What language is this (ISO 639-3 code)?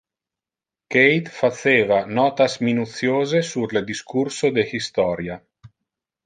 ina